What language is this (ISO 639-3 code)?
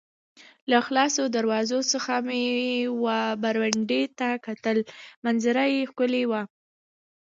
pus